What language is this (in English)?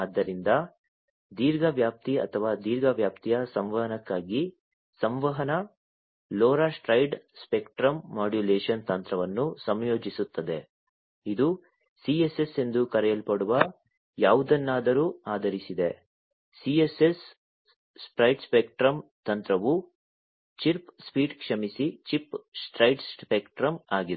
Kannada